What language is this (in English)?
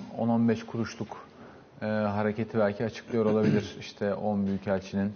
Turkish